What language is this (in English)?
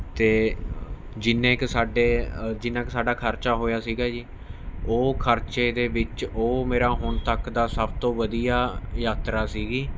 Punjabi